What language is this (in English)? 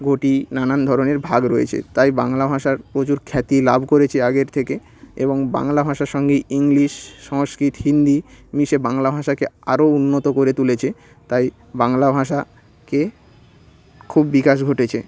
Bangla